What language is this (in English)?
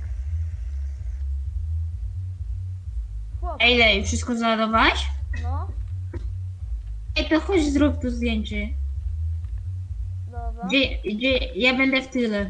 Polish